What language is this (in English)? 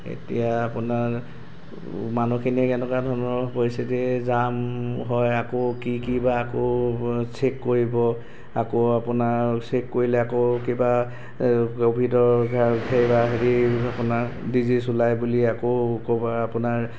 Assamese